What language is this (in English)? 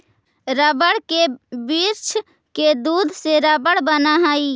Magahi